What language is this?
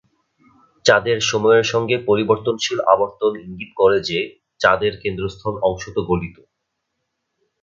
Bangla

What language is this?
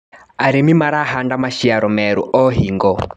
Kikuyu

